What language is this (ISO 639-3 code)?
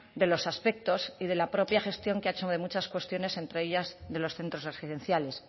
spa